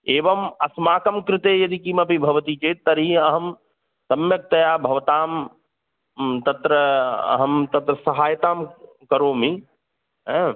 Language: Sanskrit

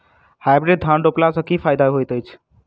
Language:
Maithili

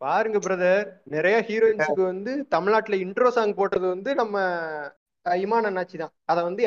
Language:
Tamil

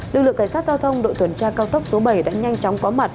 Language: Vietnamese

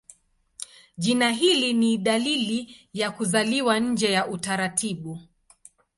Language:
Swahili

